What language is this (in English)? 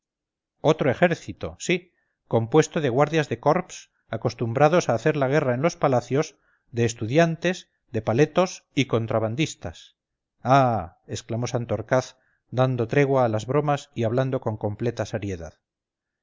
Spanish